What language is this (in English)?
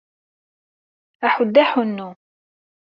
Kabyle